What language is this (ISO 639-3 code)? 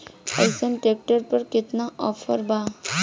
bho